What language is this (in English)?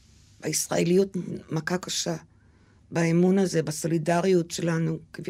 Hebrew